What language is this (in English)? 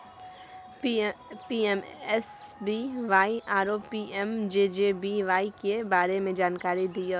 Maithili